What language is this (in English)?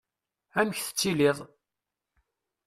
Kabyle